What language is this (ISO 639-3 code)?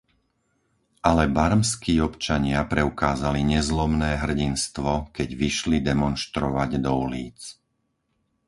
slk